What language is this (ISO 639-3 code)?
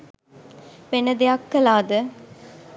sin